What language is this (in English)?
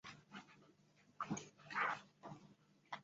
Chinese